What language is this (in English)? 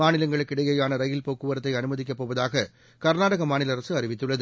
Tamil